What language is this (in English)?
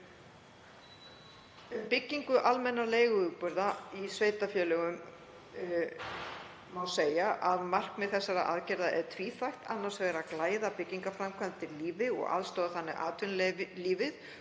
Icelandic